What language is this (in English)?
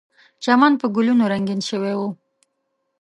Pashto